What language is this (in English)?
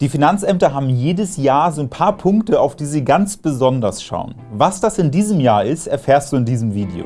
German